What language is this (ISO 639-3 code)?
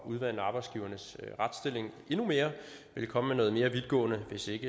dan